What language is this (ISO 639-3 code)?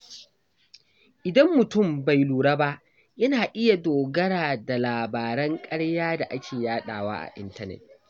hau